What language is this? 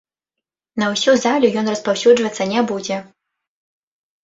Belarusian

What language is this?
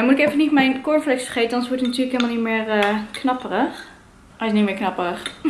Dutch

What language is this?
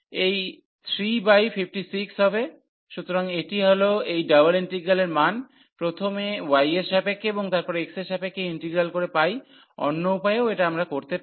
Bangla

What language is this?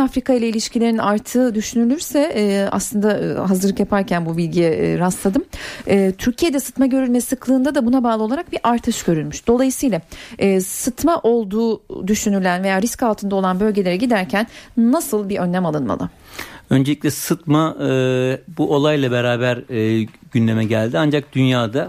Turkish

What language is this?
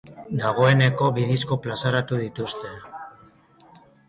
Basque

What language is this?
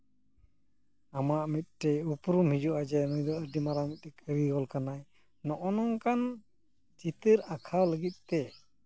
Santali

